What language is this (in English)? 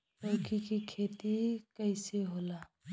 Bhojpuri